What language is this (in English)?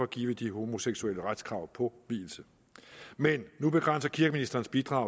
Danish